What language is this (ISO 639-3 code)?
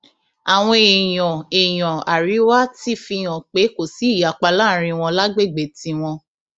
yor